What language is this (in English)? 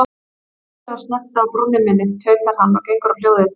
Icelandic